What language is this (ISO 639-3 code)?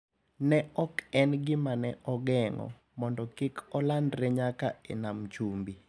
luo